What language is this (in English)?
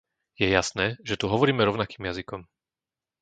Slovak